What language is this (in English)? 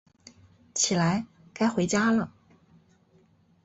Chinese